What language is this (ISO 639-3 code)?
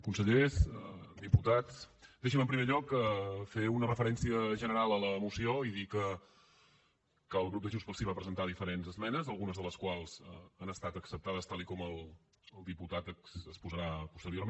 cat